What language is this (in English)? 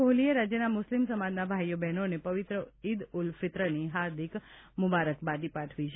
Gujarati